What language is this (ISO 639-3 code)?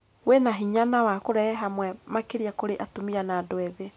kik